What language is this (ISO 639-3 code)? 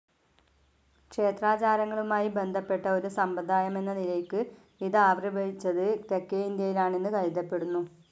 mal